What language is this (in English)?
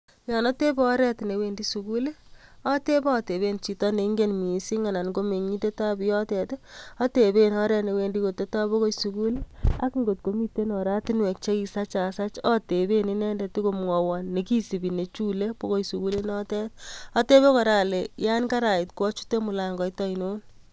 Kalenjin